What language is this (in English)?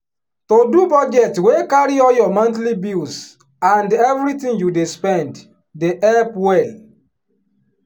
Nigerian Pidgin